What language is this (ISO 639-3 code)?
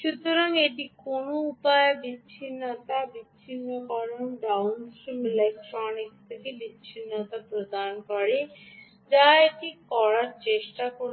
ben